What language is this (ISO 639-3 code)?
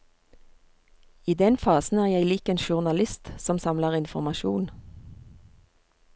nor